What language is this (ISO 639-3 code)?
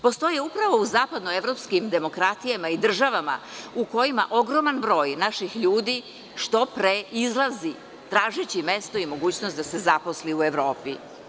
srp